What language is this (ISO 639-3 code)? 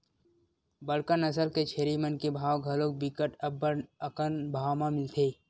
hne